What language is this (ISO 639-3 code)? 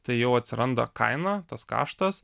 lit